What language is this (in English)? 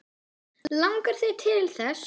Icelandic